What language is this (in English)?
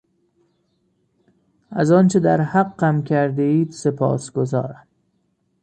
Persian